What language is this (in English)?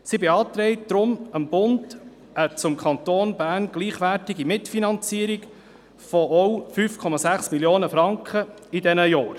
Swiss German